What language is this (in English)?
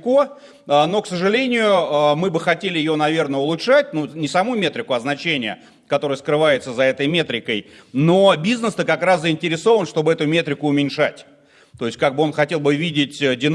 Russian